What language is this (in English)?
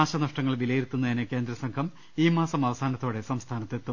Malayalam